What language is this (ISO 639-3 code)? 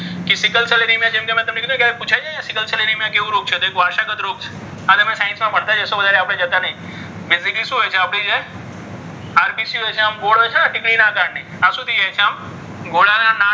guj